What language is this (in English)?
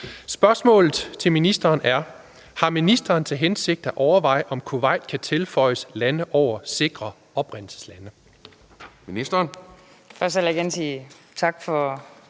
Danish